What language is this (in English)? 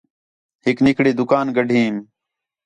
Khetrani